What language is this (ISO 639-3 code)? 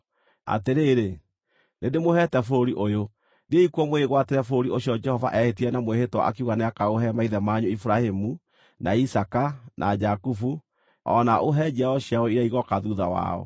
kik